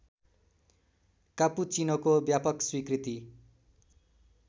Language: Nepali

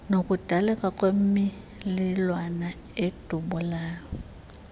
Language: Xhosa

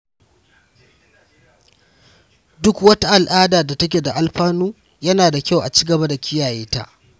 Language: Hausa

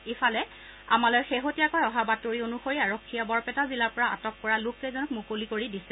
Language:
Assamese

